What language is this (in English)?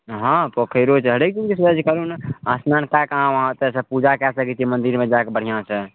Maithili